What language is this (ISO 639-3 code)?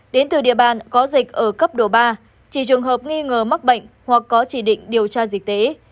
vie